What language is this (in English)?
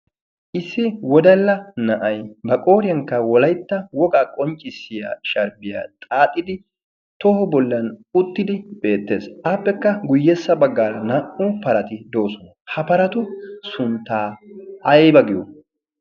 Wolaytta